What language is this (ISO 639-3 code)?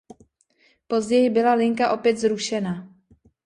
ces